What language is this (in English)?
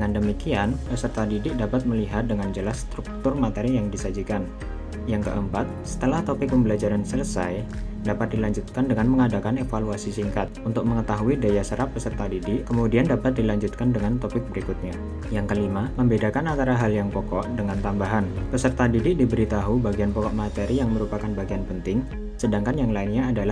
Indonesian